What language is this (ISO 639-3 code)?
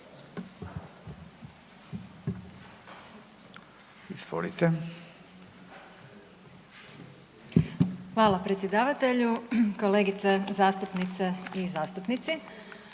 hrv